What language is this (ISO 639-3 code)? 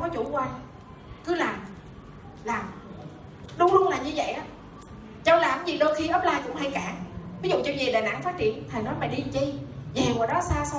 vie